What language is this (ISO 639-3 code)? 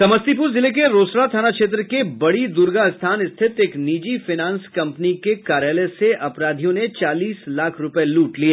hin